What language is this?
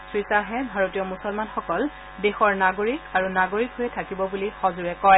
Assamese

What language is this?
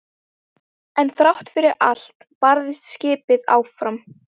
Icelandic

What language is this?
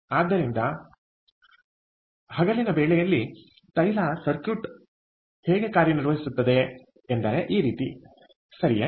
Kannada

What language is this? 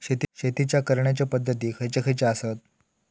Marathi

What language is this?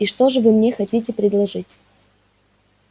Russian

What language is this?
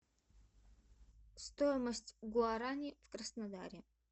Russian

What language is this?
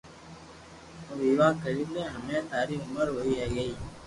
Loarki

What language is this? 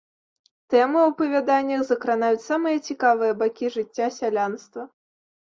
Belarusian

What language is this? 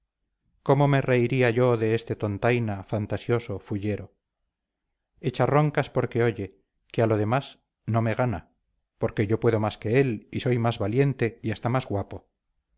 Spanish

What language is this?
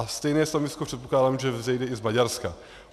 Czech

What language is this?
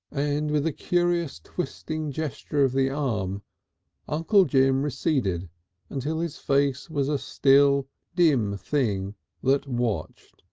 English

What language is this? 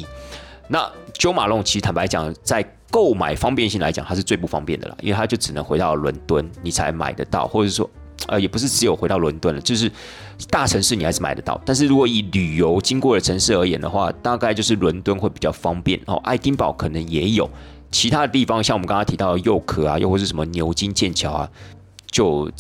Chinese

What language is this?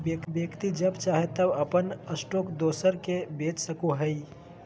Magahi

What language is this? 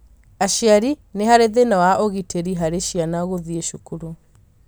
Kikuyu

